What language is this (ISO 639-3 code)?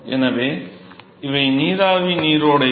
tam